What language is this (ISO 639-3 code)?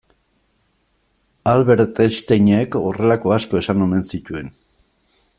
eus